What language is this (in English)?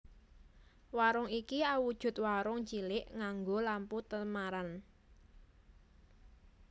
Javanese